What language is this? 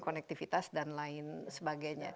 Indonesian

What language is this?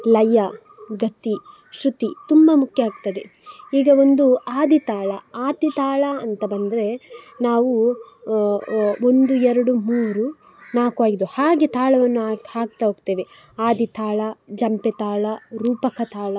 Kannada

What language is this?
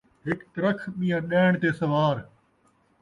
Saraiki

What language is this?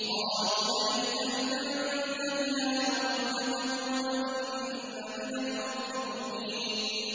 Arabic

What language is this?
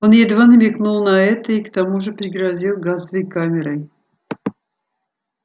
Russian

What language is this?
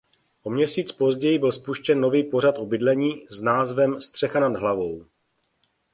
Czech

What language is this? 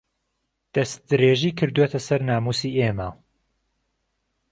Central Kurdish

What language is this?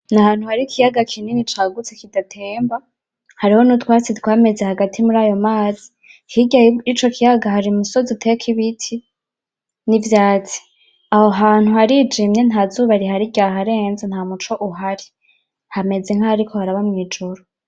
Rundi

